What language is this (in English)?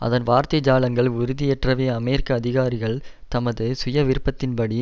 Tamil